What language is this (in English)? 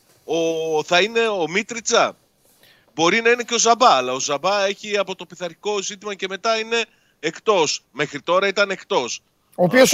Greek